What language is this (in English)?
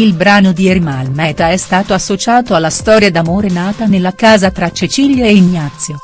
Italian